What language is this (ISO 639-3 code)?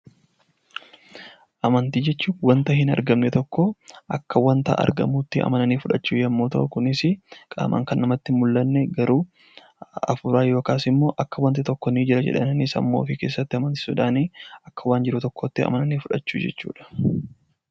orm